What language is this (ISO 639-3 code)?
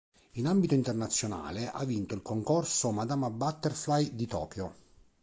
ita